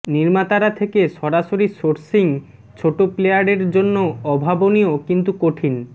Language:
Bangla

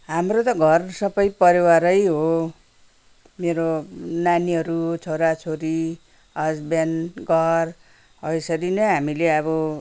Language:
Nepali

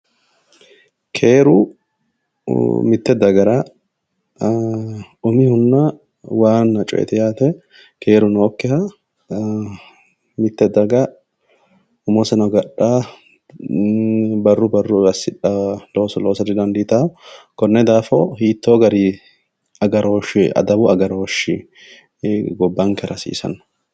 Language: Sidamo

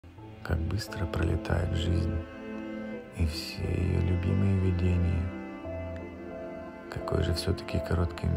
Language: Russian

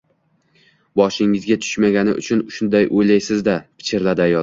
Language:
Uzbek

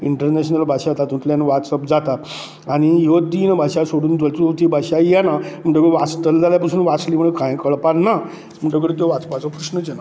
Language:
Konkani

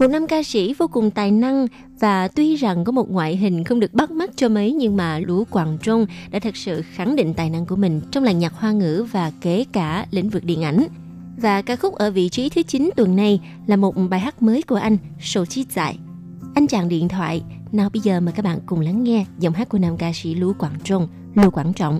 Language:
Vietnamese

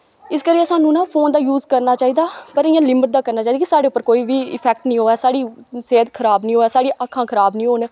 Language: Dogri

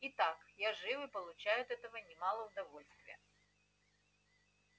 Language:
Russian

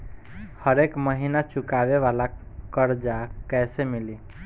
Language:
Bhojpuri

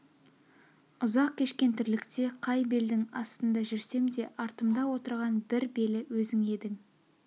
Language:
Kazakh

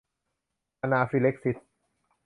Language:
Thai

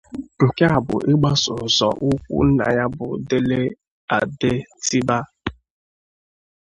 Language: Igbo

